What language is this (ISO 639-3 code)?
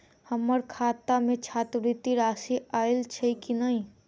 mai